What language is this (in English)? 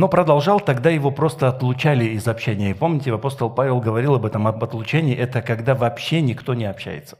Russian